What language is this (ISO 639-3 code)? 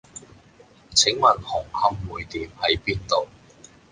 yue